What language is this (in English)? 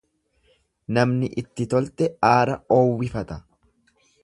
Oromo